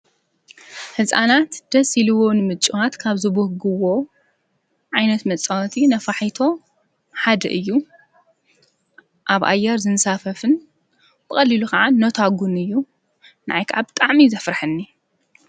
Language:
Tigrinya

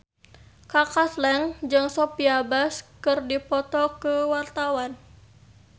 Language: Sundanese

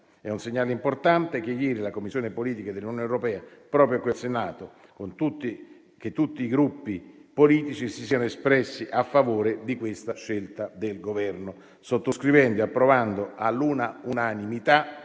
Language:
Italian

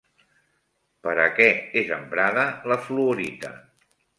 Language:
Catalan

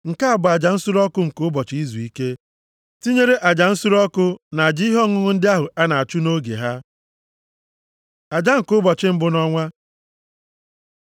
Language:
Igbo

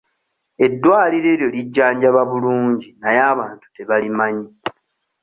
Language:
Ganda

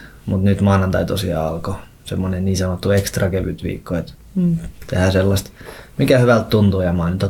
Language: Finnish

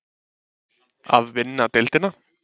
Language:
Icelandic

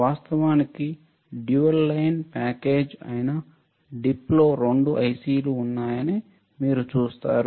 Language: Telugu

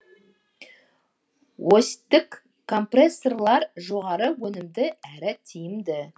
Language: Kazakh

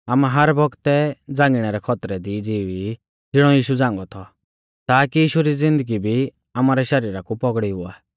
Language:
Mahasu Pahari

